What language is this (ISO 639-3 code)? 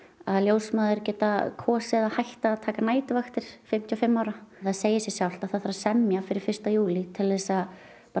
isl